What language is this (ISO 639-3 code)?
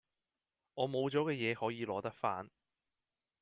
yue